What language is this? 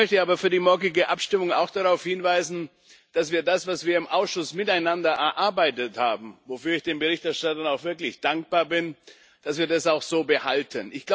German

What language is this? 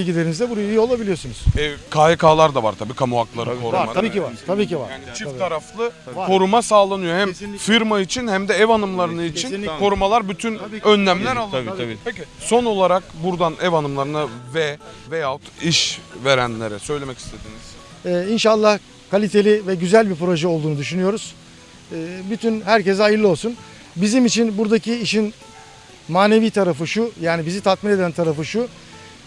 Turkish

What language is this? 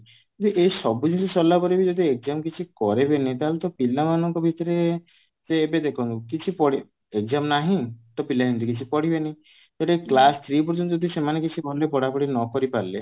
Odia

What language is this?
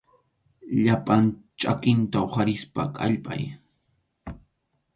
Arequipa-La Unión Quechua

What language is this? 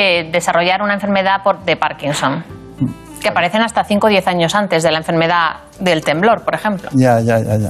Spanish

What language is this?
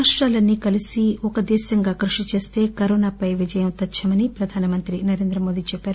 Telugu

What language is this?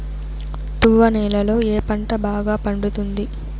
Telugu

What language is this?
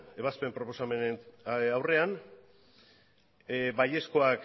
Basque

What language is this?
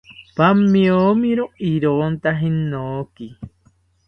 South Ucayali Ashéninka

